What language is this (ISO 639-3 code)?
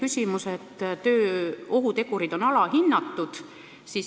est